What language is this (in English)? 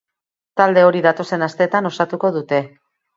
Basque